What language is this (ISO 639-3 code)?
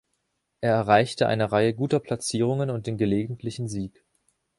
deu